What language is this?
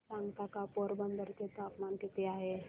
Marathi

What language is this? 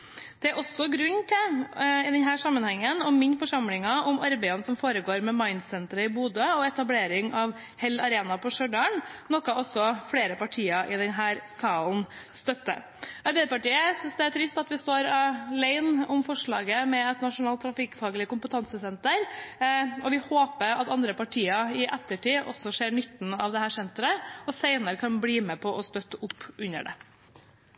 Norwegian Bokmål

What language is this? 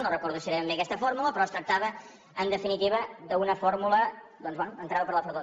Catalan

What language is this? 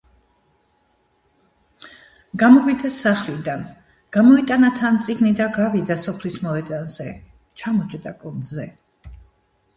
Georgian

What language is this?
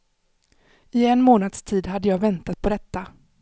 Swedish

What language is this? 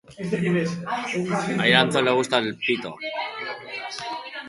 Basque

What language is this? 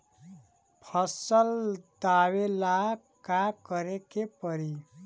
Bhojpuri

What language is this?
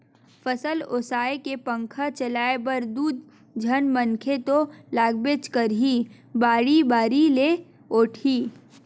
Chhattisgarhi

